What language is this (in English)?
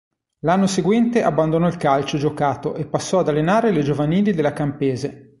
Italian